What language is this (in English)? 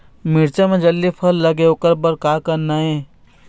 Chhattisgarhi